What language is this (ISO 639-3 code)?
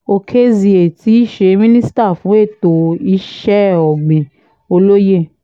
yor